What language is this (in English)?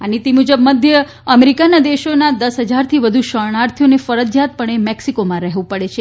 Gujarati